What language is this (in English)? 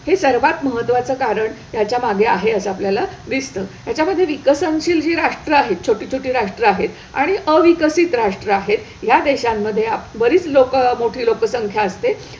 Marathi